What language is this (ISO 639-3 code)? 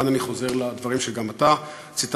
heb